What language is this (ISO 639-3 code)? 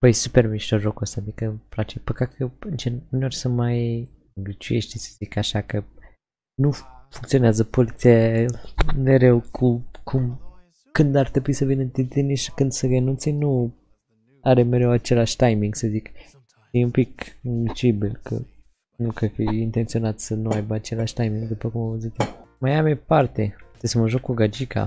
ron